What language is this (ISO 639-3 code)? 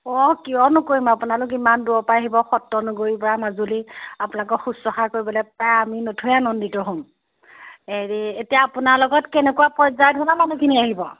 asm